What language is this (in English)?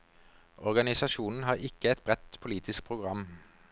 Norwegian